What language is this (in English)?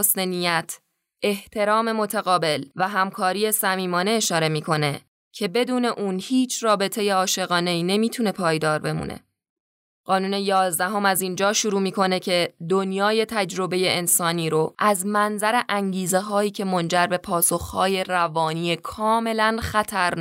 Persian